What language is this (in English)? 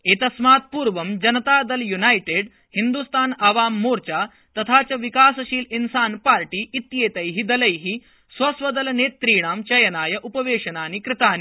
Sanskrit